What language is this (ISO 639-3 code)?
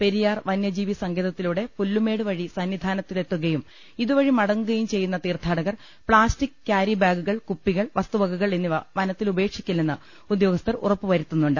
mal